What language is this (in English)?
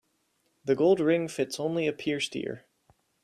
English